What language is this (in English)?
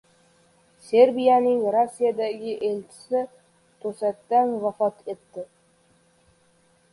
Uzbek